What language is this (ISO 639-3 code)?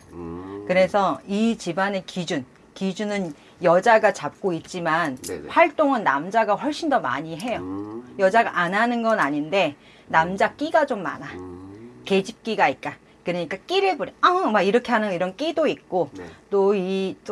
kor